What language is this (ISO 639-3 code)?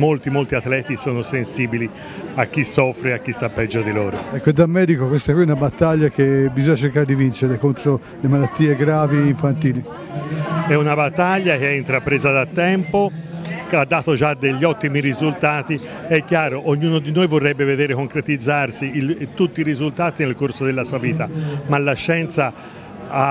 ita